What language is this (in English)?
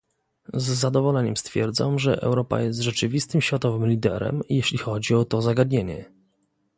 Polish